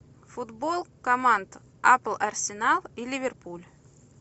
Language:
Russian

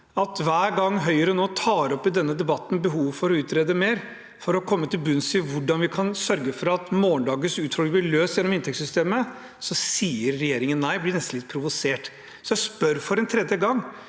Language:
Norwegian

